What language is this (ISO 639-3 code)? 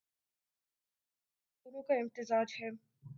urd